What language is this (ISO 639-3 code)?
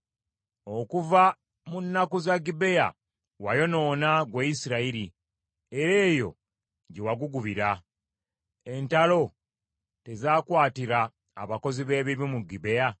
lug